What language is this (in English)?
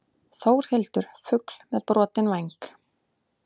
Icelandic